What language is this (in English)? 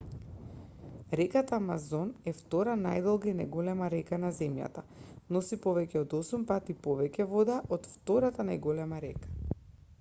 Macedonian